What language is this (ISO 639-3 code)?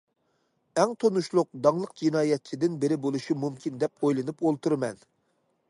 uig